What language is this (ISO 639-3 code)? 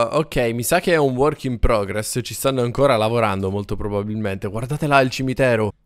ita